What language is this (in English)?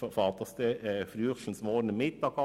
Swiss German